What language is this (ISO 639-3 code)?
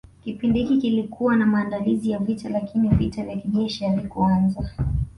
swa